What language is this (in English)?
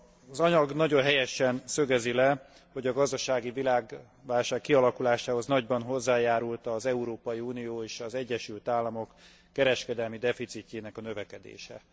Hungarian